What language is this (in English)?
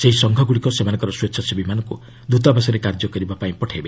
Odia